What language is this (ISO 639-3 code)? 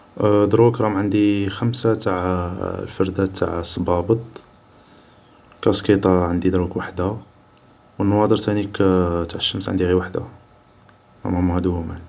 arq